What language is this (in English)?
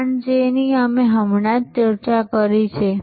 Gujarati